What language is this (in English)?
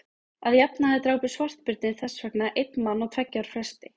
Icelandic